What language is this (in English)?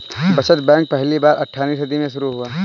Hindi